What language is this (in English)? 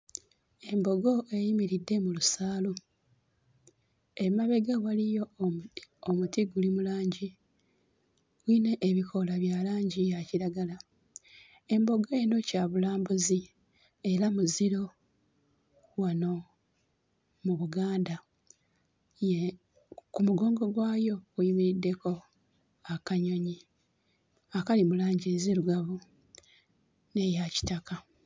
Ganda